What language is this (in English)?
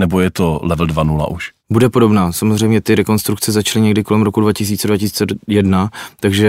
Czech